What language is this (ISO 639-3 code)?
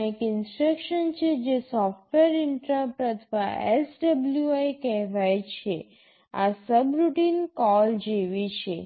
guj